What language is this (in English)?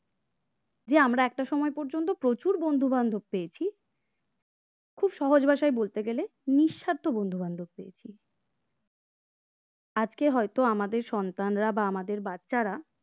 Bangla